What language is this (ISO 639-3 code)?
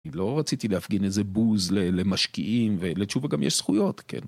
heb